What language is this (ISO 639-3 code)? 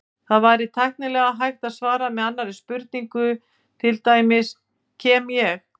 isl